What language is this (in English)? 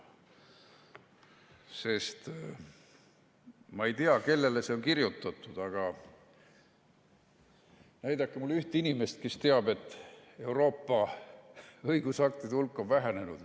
Estonian